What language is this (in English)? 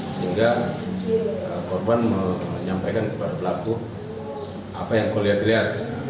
Indonesian